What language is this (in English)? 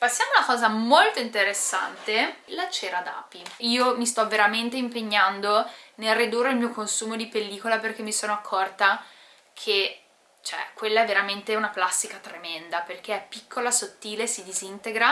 Italian